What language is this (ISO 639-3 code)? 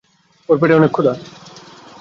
ben